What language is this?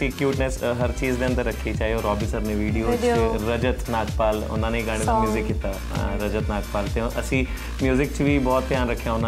Punjabi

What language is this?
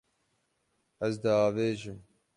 Kurdish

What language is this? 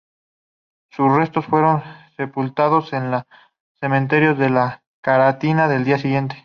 Spanish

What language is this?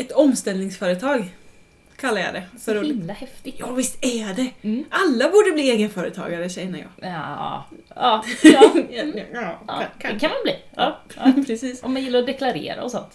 Swedish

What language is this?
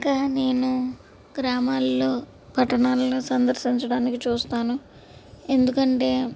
Telugu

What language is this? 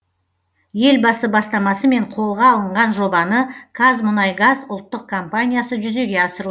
Kazakh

